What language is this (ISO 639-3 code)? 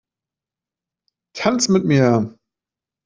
deu